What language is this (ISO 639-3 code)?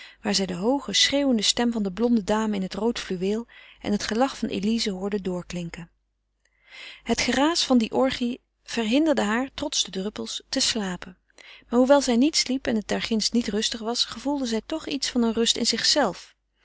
nld